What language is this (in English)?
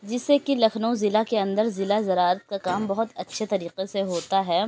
Urdu